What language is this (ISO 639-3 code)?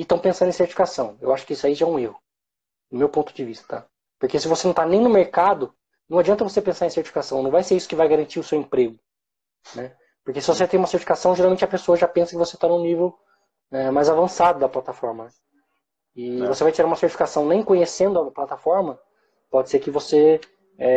por